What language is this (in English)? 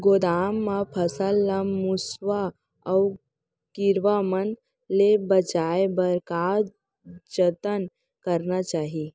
Chhattisgarhi